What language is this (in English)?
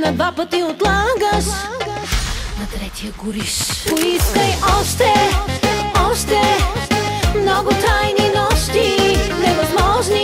Polish